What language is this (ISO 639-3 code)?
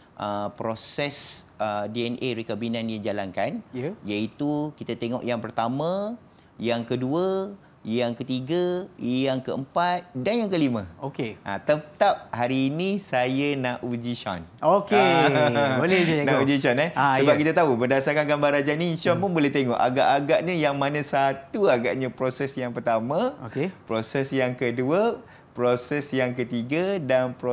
msa